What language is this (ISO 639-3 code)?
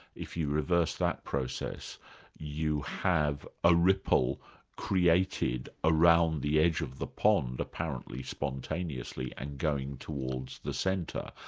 eng